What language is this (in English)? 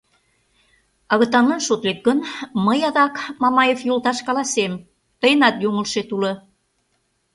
Mari